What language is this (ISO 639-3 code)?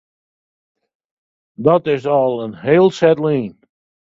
fry